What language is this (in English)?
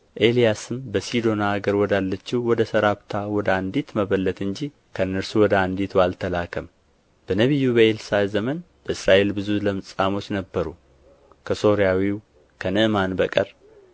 Amharic